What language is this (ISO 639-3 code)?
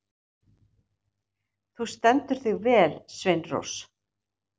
isl